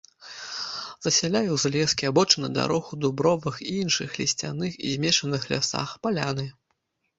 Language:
Belarusian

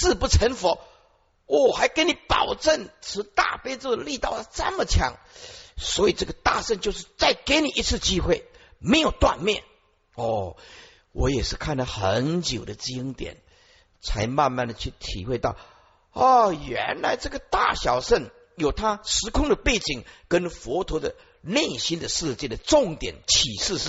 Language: Chinese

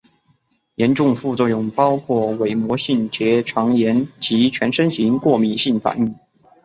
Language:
Chinese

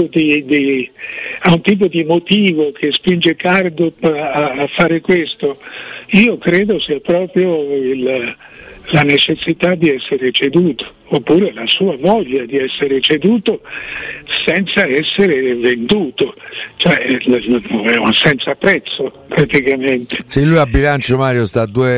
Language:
Italian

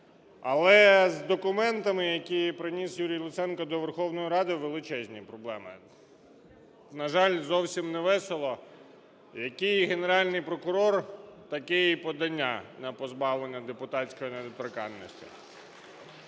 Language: Ukrainian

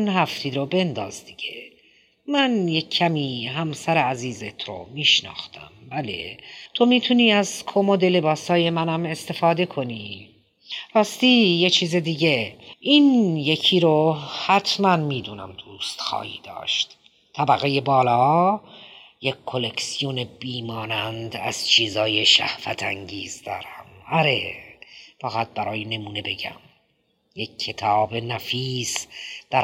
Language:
Persian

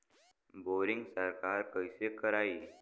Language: Bhojpuri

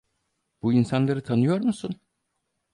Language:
Turkish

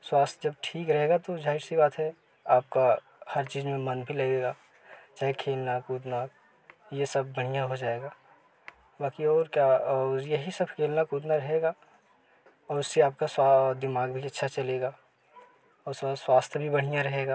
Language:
Hindi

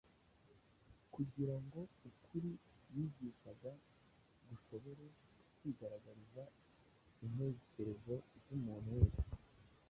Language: Kinyarwanda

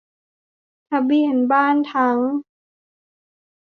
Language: Thai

